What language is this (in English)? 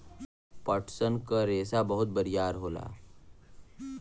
Bhojpuri